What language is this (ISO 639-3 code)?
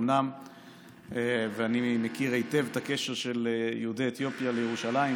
heb